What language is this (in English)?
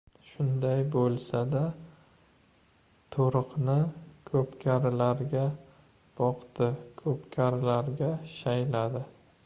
Uzbek